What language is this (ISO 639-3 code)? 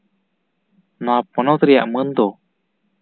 sat